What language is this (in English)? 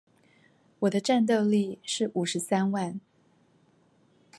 Chinese